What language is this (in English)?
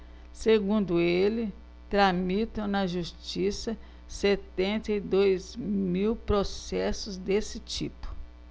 Portuguese